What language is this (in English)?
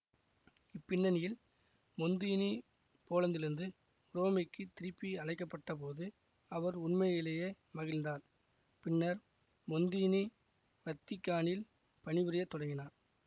Tamil